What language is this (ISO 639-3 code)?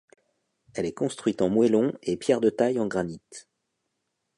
fra